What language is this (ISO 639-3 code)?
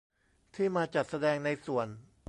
tha